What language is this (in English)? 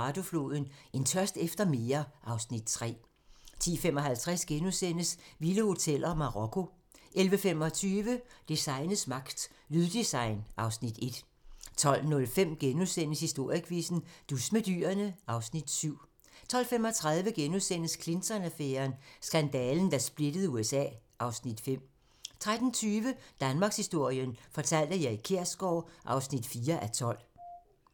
Danish